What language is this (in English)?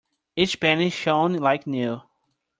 English